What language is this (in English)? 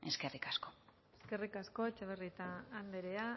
Basque